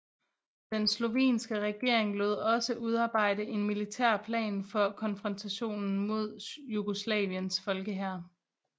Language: Danish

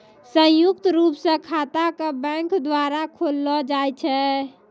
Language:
Maithili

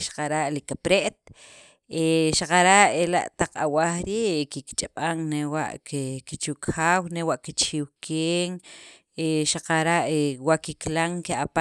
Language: Sacapulteco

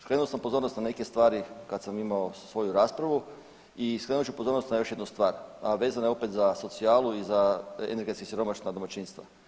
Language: Croatian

